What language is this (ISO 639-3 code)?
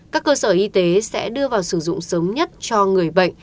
vie